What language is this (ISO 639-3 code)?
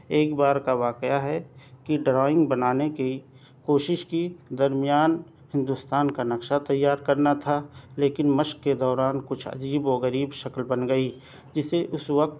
urd